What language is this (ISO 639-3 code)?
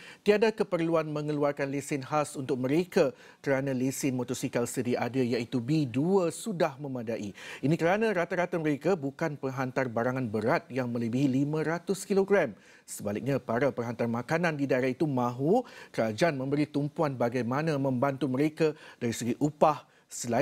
msa